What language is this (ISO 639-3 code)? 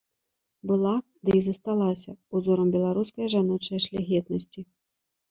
bel